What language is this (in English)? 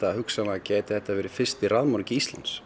Icelandic